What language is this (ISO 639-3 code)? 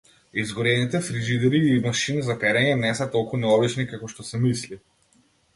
mkd